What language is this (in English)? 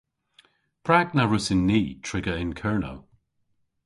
Cornish